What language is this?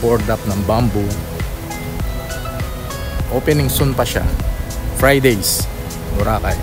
Filipino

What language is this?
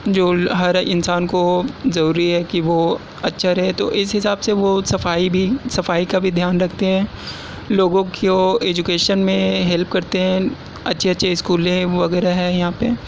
Urdu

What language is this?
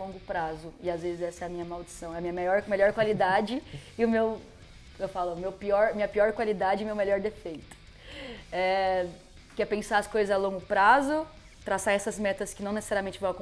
Portuguese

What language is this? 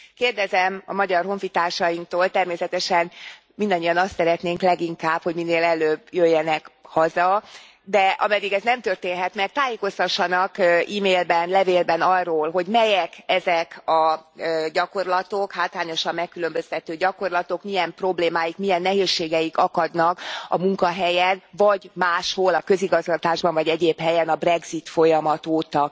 Hungarian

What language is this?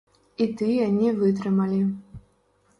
Belarusian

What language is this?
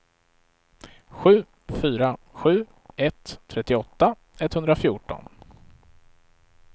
Swedish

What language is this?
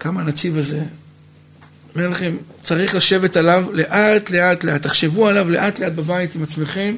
Hebrew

